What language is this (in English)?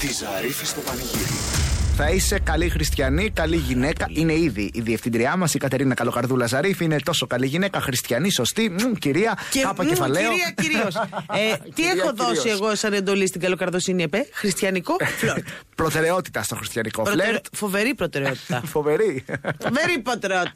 Greek